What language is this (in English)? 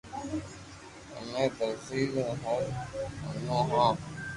Loarki